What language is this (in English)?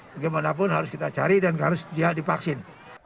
Indonesian